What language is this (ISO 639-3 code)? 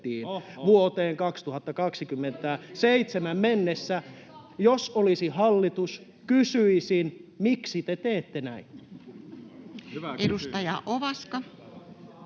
fin